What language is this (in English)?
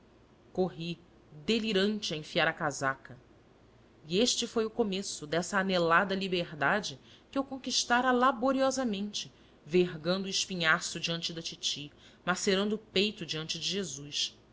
Portuguese